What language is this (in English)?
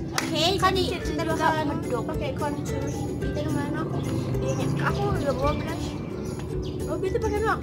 Indonesian